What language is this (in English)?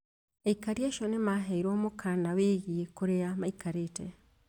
Kikuyu